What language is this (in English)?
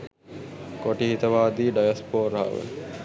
Sinhala